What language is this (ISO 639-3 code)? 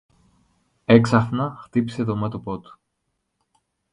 ell